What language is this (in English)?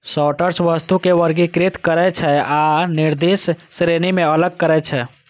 Maithili